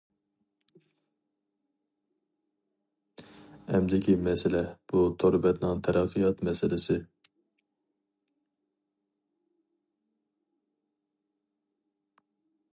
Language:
Uyghur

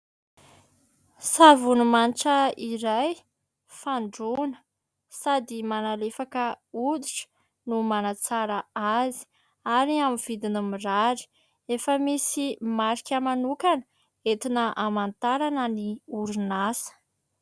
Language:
Malagasy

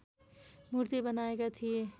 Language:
Nepali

